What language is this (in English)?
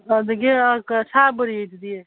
Manipuri